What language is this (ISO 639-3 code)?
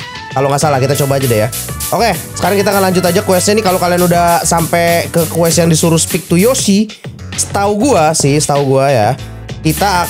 ind